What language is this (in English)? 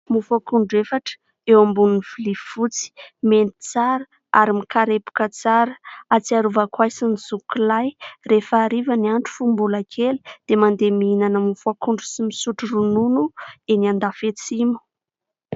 Malagasy